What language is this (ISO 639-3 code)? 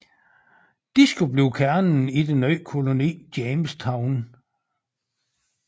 dan